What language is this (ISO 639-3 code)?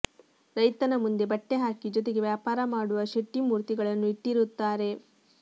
kan